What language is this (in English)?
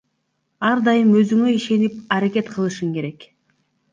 Kyrgyz